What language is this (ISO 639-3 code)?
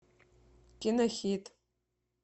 rus